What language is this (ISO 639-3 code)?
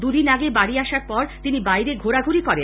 ben